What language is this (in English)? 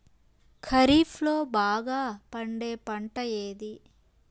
Telugu